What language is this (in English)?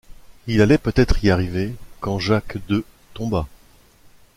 French